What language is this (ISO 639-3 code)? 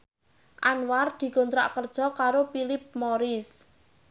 jav